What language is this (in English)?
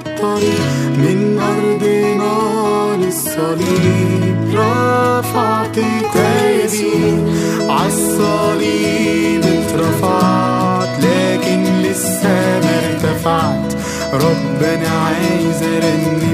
Arabic